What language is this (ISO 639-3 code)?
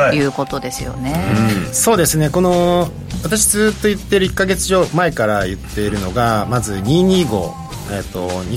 jpn